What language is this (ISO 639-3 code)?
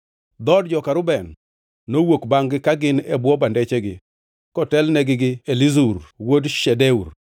luo